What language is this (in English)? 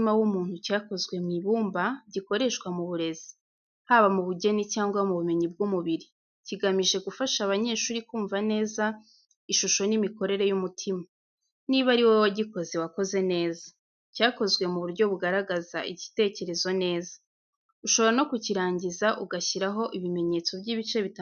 Kinyarwanda